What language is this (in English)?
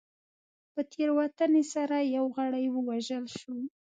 Pashto